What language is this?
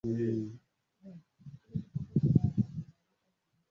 Swahili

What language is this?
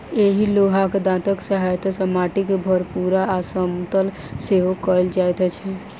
Maithili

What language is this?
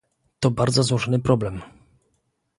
Polish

